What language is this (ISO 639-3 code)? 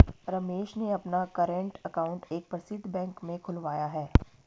hin